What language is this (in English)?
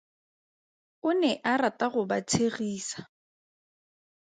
Tswana